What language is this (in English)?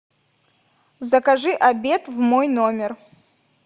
Russian